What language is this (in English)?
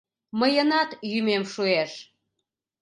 Mari